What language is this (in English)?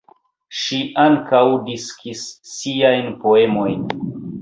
Esperanto